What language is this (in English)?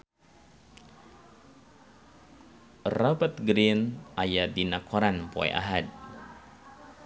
Sundanese